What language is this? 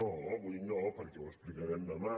Catalan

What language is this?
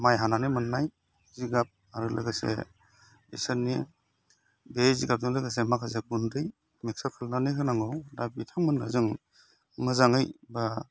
Bodo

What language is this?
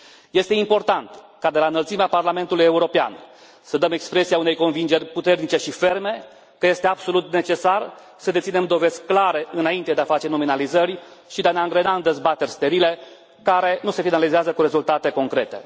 Romanian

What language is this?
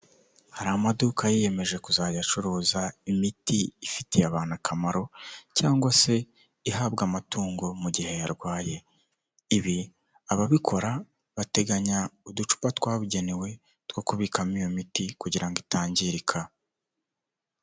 Kinyarwanda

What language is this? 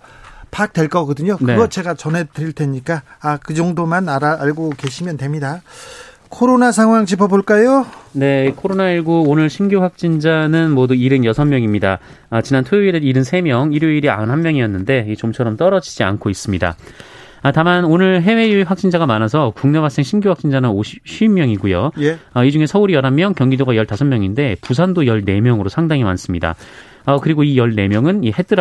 Korean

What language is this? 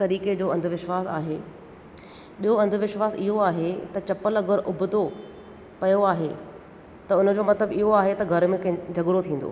Sindhi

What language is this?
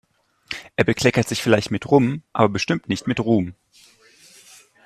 German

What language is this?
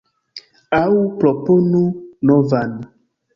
Esperanto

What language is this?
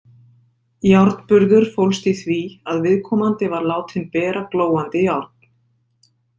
Icelandic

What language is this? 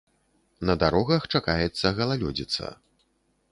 Belarusian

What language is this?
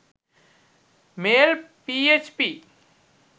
Sinhala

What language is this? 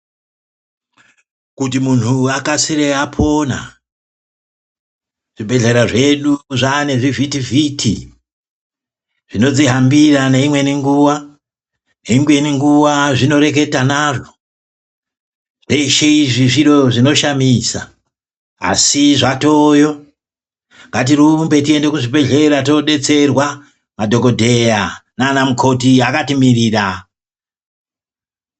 Ndau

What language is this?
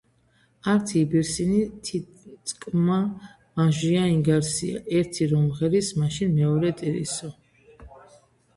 Georgian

